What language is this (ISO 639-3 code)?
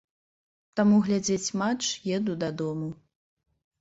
bel